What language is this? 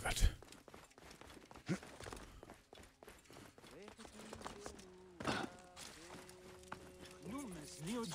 German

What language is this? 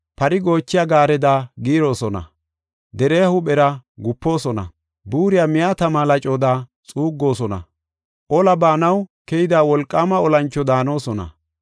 Gofa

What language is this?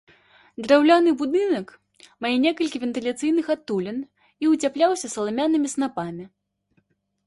Belarusian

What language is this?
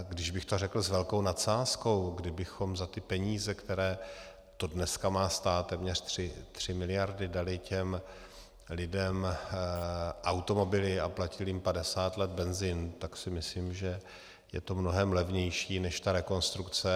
Czech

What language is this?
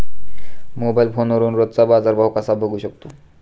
Marathi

